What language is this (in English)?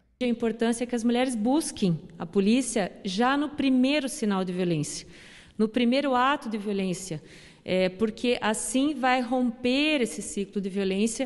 Portuguese